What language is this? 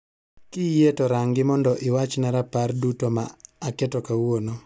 Luo (Kenya and Tanzania)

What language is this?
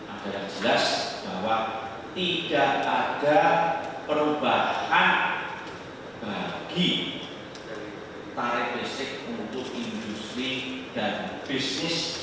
Indonesian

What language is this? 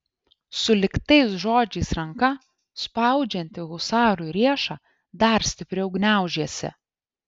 Lithuanian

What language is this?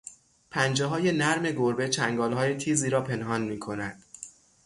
Persian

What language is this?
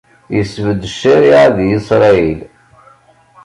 Kabyle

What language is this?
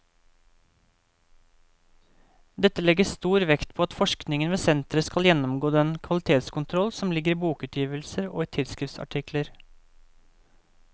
Norwegian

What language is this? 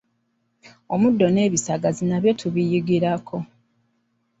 Ganda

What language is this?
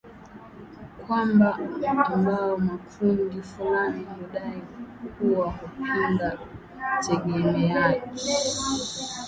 Swahili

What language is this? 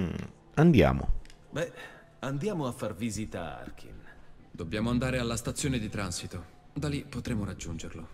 Italian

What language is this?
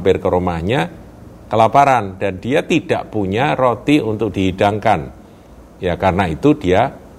Indonesian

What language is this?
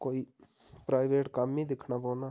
Dogri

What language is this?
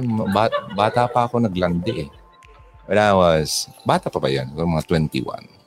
Filipino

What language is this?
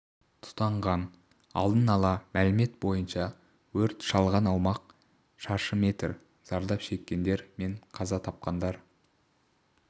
Kazakh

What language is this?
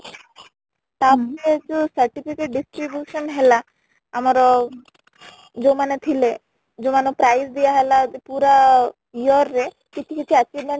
Odia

